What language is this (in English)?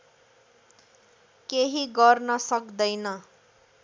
Nepali